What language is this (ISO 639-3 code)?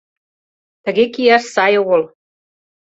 chm